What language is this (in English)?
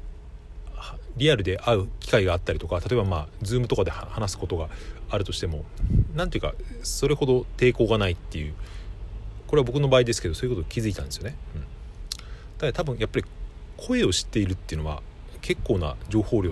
Japanese